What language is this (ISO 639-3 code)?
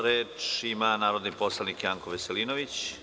srp